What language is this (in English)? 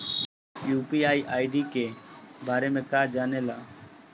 Bhojpuri